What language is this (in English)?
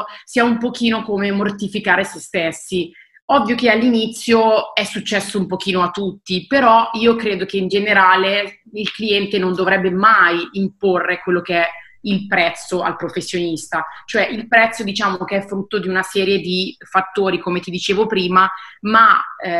Italian